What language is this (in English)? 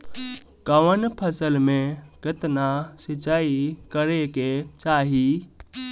Bhojpuri